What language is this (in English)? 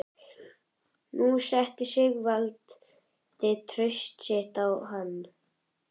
Icelandic